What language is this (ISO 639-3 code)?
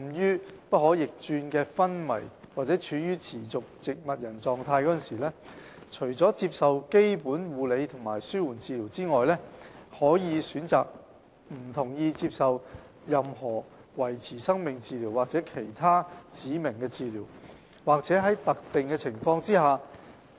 yue